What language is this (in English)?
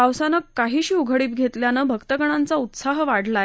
Marathi